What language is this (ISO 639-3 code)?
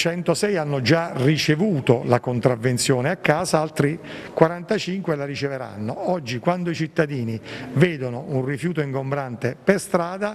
ita